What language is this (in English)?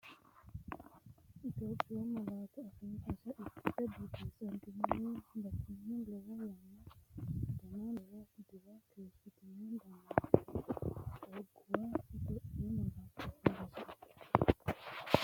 Sidamo